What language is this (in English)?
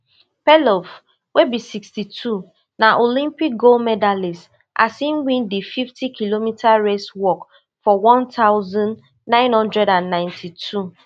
Nigerian Pidgin